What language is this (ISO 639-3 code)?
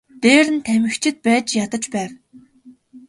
mon